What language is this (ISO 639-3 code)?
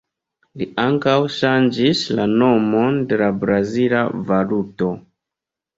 epo